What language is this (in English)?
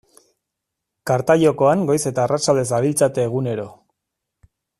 Basque